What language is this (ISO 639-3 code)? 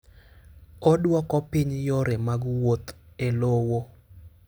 luo